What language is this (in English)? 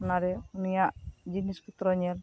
Santali